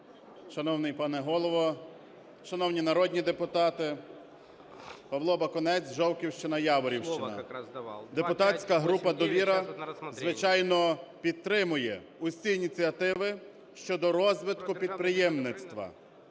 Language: Ukrainian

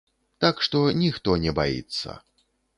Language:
Belarusian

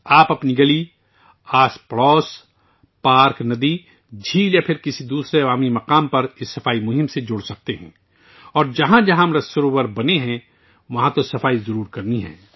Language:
Urdu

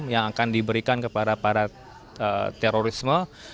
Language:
Indonesian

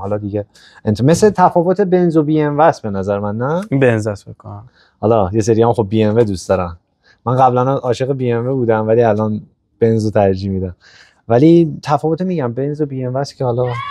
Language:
Persian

